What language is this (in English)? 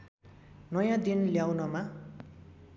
Nepali